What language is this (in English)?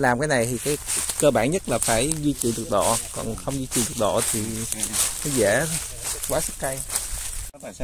Vietnamese